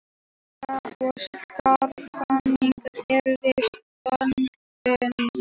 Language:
Icelandic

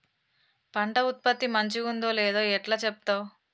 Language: Telugu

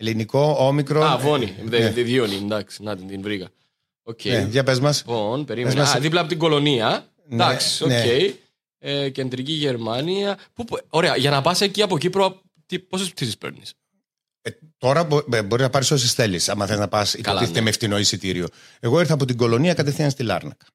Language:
Greek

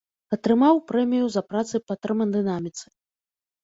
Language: Belarusian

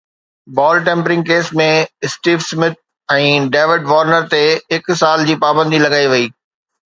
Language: Sindhi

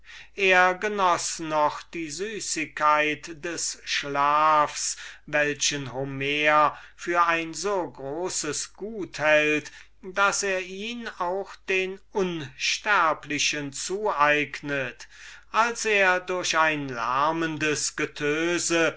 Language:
German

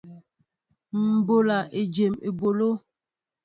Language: Mbo (Cameroon)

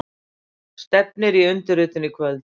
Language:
Icelandic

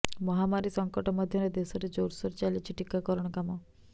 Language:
Odia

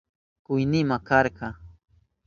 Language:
Southern Pastaza Quechua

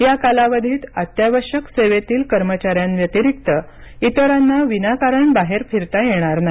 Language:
Marathi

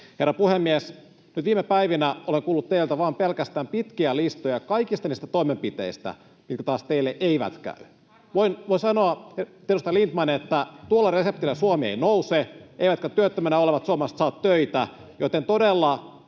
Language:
Finnish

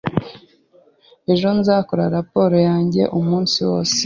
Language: Kinyarwanda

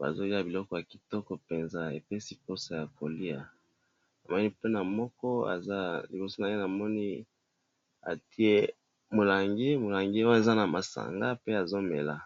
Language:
Lingala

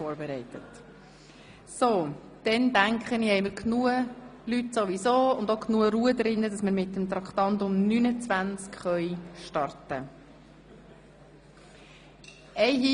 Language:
Swiss German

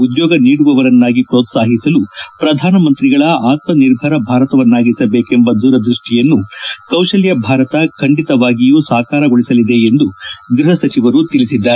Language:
Kannada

